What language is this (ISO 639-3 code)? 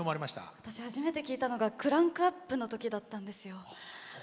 jpn